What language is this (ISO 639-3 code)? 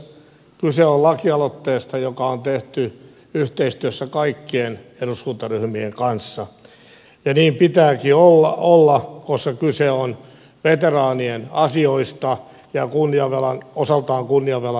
fin